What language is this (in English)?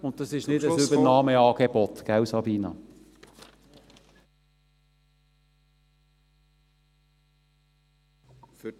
Swiss German